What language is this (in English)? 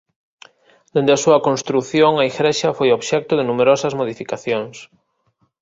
Galician